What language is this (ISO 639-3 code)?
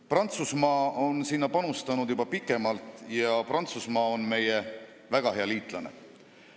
est